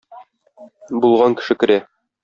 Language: Tatar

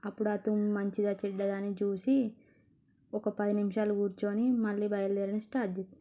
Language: Telugu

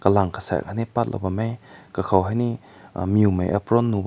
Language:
Rongmei Naga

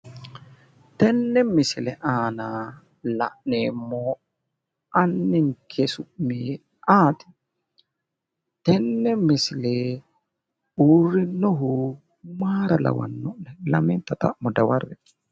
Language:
Sidamo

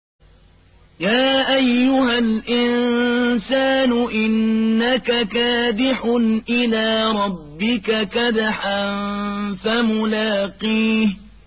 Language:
Arabic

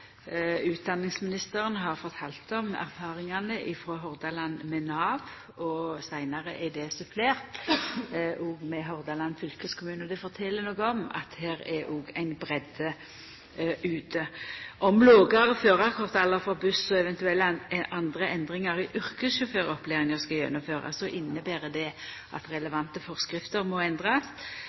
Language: Norwegian Nynorsk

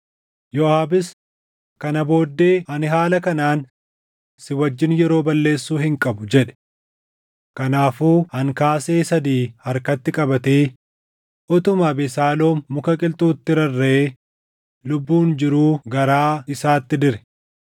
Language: Oromo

